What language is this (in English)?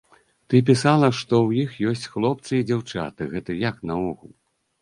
Belarusian